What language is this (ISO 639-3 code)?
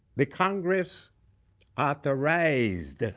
eng